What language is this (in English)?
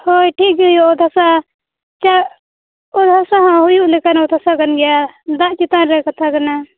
Santali